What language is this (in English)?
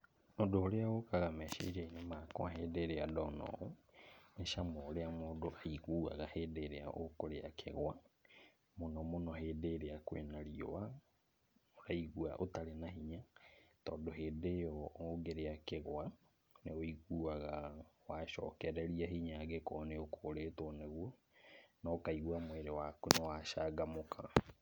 Kikuyu